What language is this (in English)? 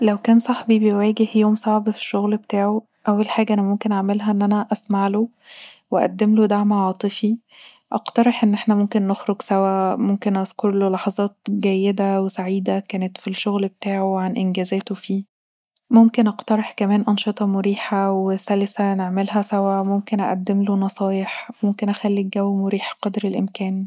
Egyptian Arabic